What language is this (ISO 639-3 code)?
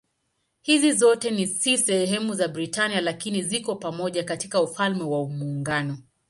swa